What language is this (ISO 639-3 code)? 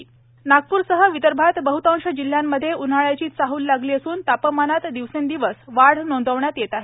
mar